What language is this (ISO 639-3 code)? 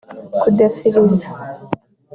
kin